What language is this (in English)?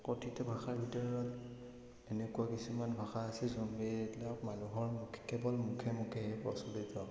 Assamese